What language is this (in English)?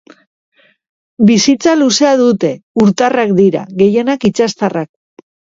Basque